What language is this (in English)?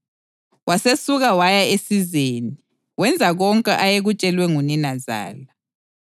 North Ndebele